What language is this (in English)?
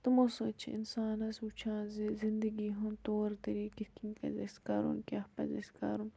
Kashmiri